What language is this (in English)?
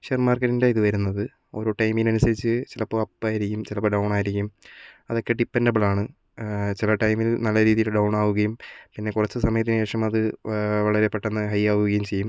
Malayalam